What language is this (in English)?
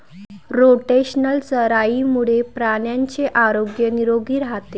Marathi